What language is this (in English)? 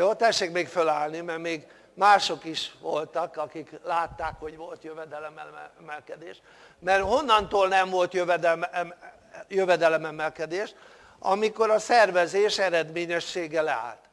Hungarian